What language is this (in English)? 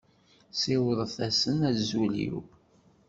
Kabyle